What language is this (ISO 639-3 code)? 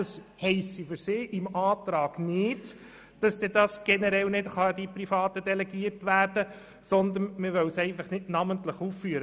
gsw